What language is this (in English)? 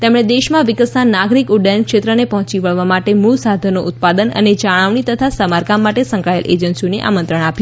Gujarati